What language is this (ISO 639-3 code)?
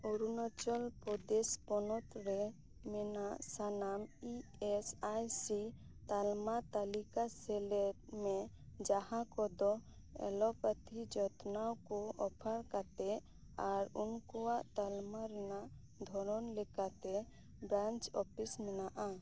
sat